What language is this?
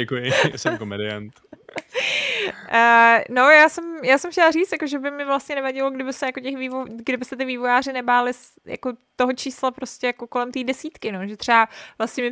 Czech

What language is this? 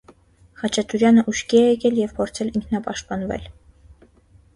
Armenian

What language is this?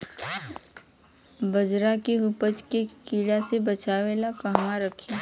Bhojpuri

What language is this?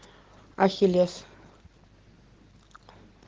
Russian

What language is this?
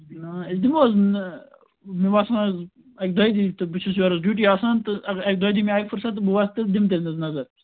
Kashmiri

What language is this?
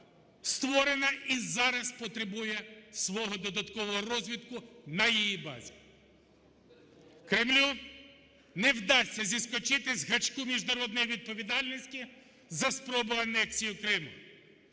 Ukrainian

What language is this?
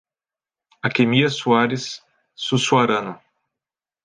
Portuguese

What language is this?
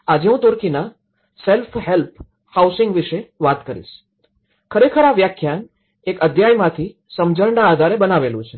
Gujarati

